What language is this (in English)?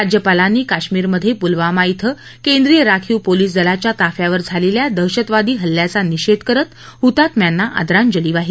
Marathi